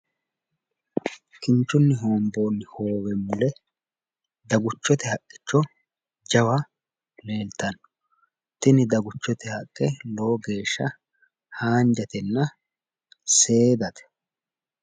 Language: Sidamo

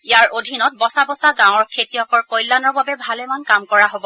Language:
Assamese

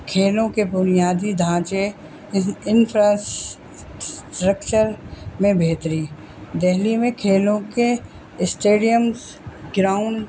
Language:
Urdu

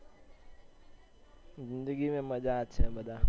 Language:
Gujarati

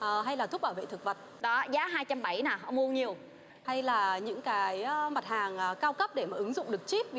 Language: Vietnamese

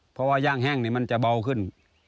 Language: Thai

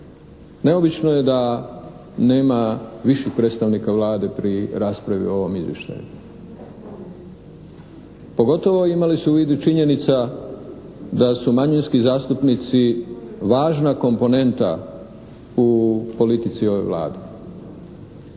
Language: Croatian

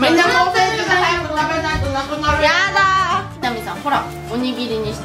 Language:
Japanese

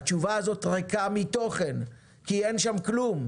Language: Hebrew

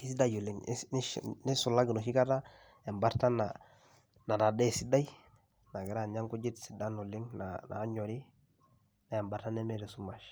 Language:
Masai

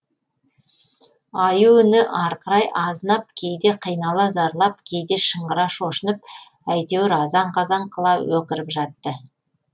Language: Kazakh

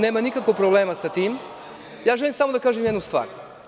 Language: Serbian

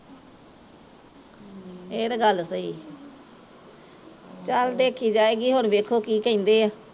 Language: Punjabi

